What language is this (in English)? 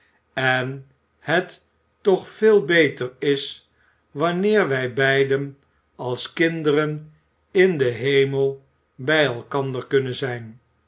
Dutch